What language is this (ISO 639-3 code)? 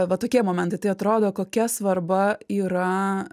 lit